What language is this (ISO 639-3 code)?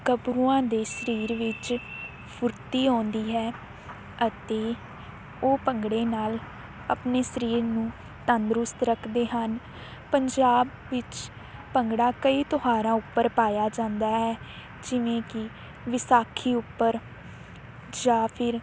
pan